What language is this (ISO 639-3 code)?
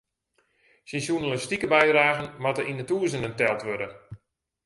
fry